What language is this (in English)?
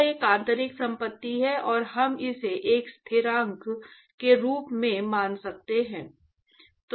Hindi